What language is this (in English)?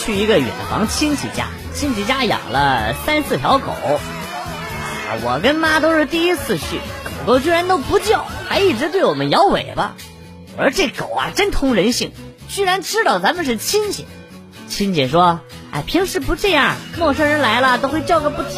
Chinese